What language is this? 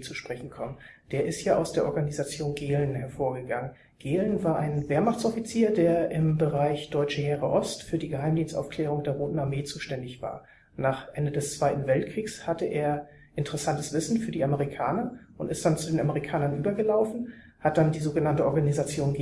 German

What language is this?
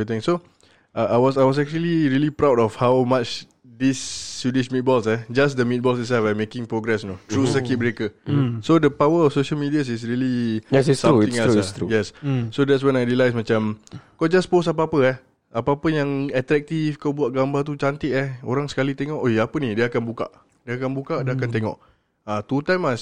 Malay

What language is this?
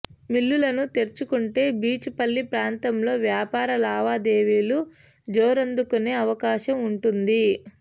Telugu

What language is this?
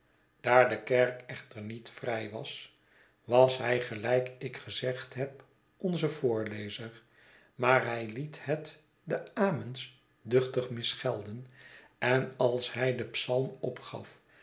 Dutch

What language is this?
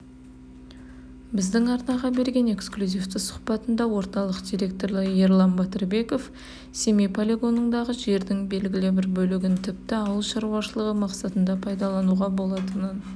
Kazakh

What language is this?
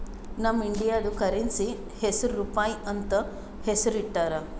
Kannada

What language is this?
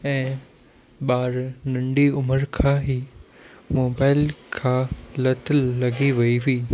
Sindhi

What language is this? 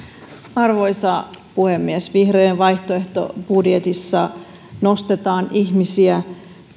Finnish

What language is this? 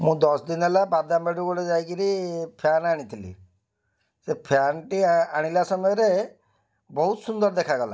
Odia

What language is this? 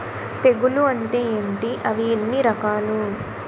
Telugu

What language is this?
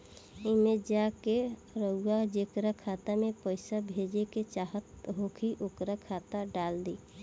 Bhojpuri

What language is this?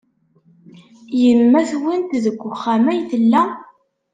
Kabyle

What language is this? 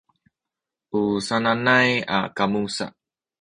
Sakizaya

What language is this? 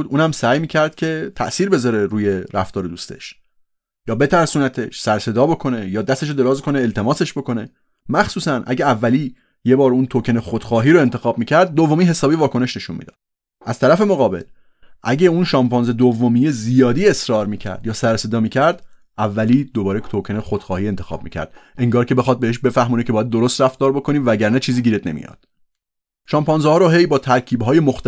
Persian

